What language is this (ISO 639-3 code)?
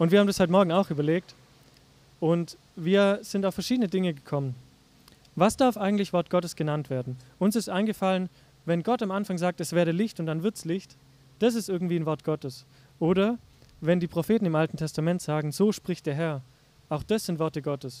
deu